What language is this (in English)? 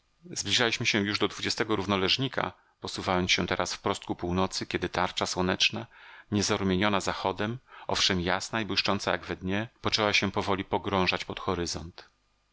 Polish